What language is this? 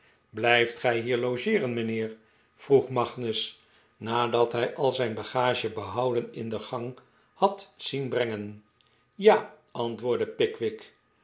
Dutch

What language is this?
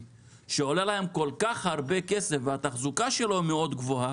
Hebrew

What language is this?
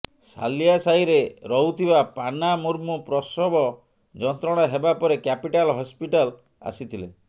Odia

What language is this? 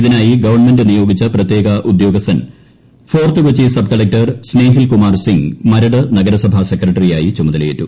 Malayalam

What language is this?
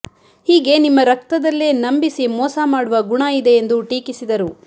Kannada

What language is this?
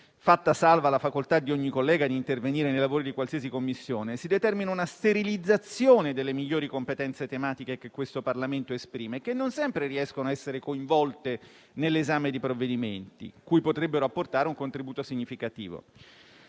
Italian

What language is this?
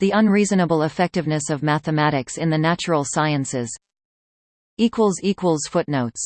English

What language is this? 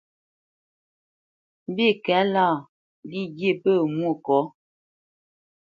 Bamenyam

